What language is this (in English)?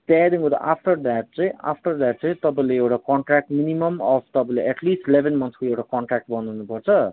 Nepali